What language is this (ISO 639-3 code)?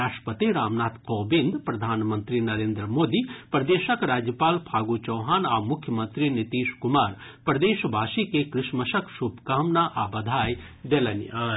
mai